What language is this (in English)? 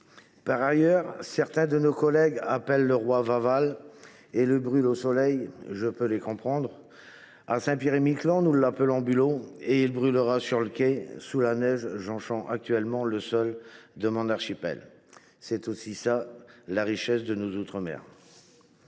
French